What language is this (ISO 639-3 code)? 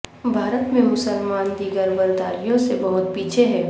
urd